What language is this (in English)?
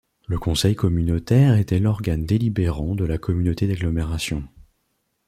French